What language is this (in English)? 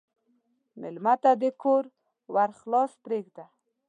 Pashto